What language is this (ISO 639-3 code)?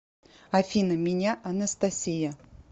rus